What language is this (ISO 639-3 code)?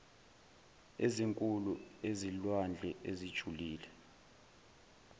zul